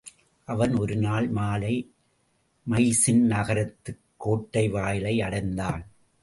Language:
Tamil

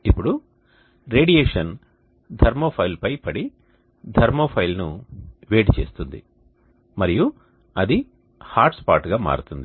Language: Telugu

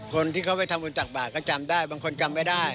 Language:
Thai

